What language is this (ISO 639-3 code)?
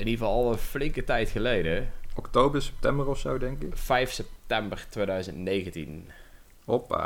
nld